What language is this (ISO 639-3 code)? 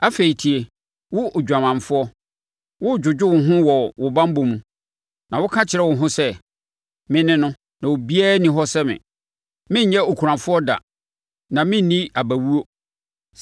aka